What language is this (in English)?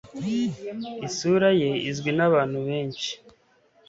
Kinyarwanda